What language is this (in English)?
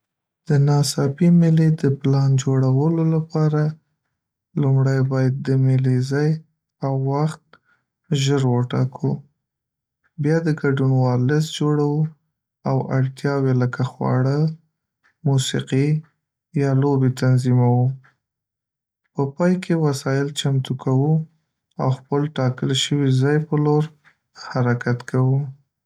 Pashto